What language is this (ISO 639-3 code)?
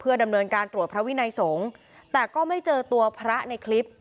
tha